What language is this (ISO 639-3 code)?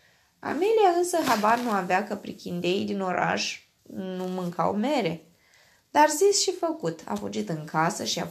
ron